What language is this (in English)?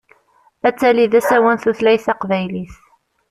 Kabyle